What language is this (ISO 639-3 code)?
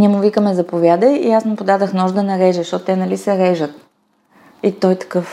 bul